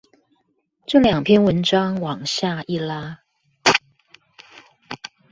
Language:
Chinese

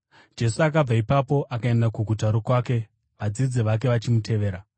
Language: Shona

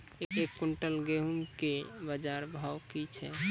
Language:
Maithili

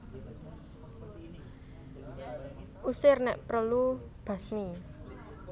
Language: Javanese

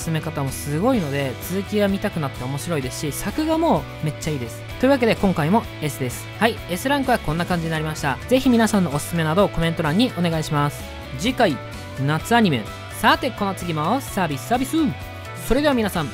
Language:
Japanese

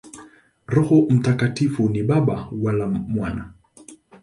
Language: Swahili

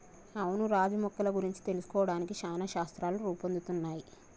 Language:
Telugu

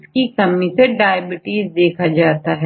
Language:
Hindi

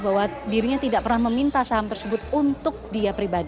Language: Indonesian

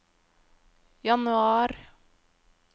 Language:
Norwegian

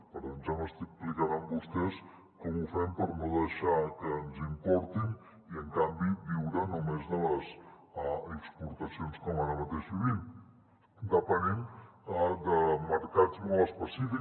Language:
Catalan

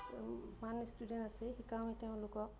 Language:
Assamese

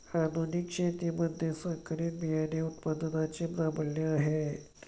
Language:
Marathi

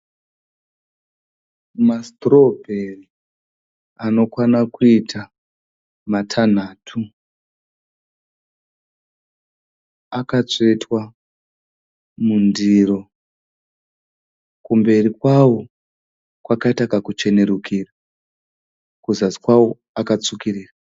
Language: Shona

